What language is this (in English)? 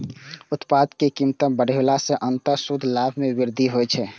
Maithili